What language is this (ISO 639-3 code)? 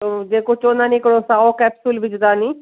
snd